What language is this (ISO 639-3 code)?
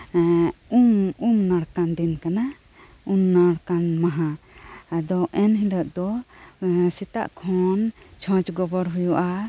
sat